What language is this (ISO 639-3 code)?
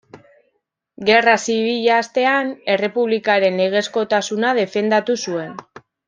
eus